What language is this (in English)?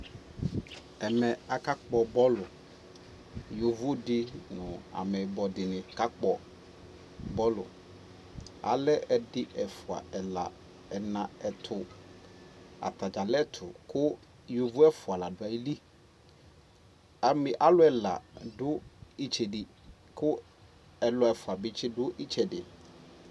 Ikposo